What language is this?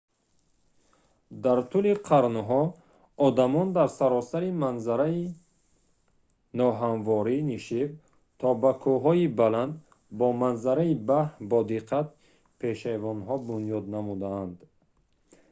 Tajik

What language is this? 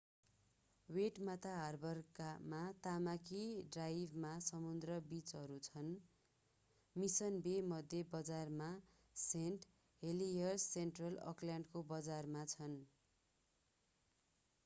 Nepali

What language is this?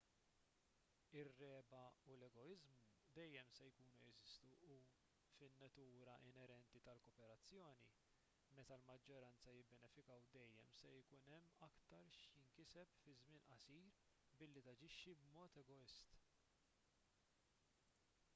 Maltese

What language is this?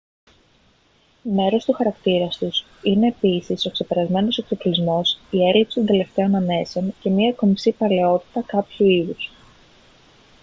Greek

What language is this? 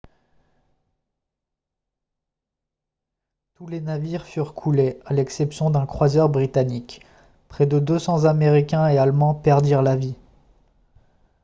French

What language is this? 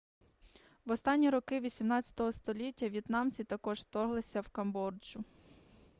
Ukrainian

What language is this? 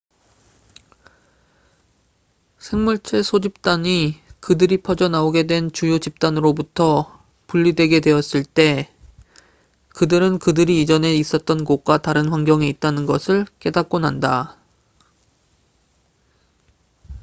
Korean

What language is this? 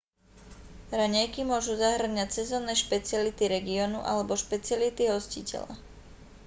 Slovak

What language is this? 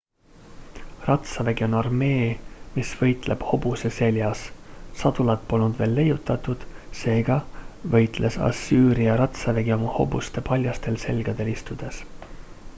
Estonian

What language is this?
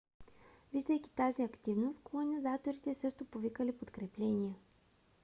Bulgarian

